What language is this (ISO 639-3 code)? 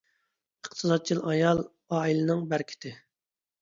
uig